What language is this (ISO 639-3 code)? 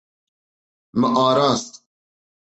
kur